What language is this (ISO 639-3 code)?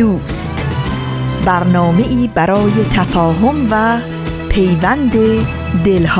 fas